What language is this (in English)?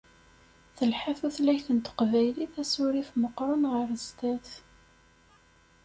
Kabyle